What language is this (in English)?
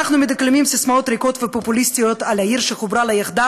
Hebrew